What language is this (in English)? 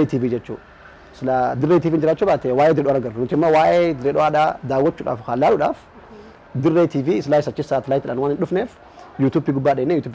Arabic